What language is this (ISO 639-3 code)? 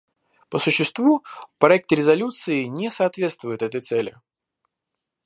rus